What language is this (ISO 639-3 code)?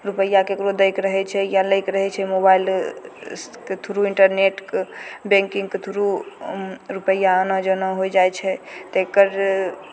mai